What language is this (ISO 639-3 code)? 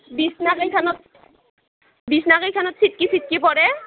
asm